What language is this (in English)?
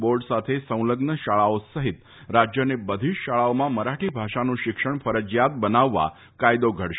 Gujarati